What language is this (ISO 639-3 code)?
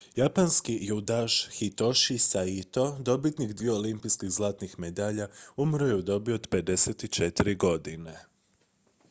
hrv